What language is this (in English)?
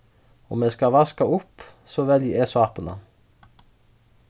Faroese